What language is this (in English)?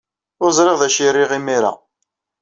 Kabyle